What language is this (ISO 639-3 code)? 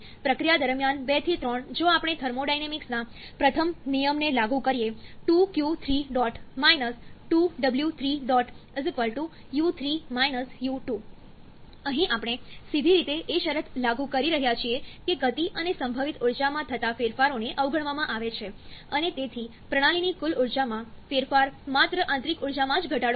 guj